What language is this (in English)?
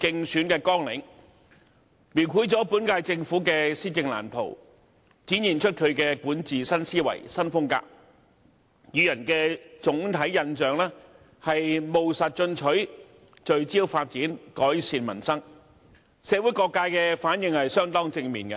Cantonese